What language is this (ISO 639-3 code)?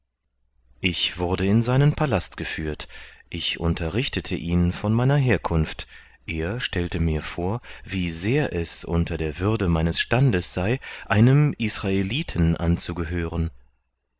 deu